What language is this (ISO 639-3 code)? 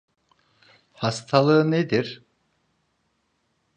tur